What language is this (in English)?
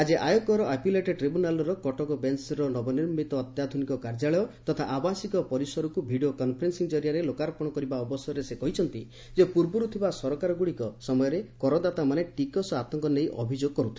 Odia